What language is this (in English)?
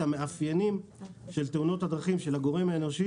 Hebrew